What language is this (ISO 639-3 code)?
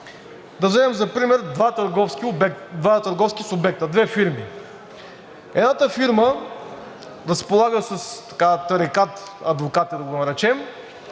bul